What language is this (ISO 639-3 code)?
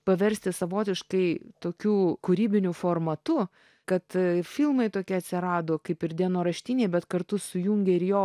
lit